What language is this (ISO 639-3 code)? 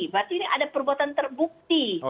ind